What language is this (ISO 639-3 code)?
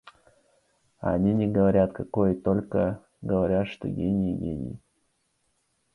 rus